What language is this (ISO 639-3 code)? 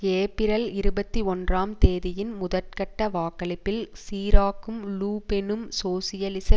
tam